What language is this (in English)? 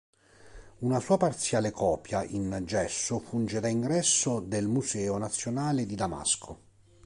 Italian